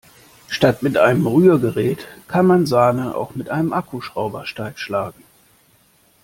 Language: German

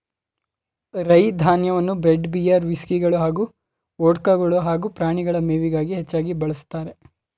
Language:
Kannada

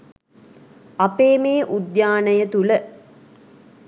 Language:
Sinhala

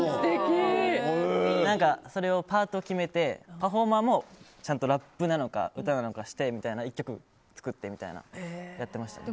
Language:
Japanese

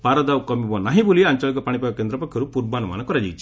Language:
Odia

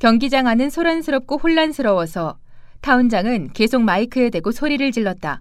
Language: Korean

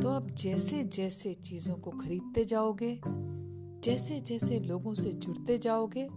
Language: Hindi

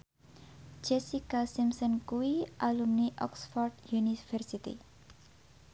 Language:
Javanese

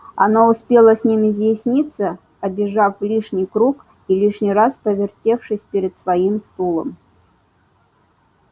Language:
Russian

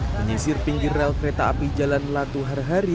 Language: Indonesian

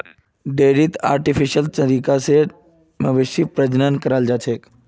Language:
Magahi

